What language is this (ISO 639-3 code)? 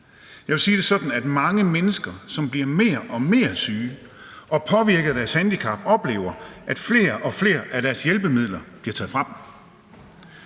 dan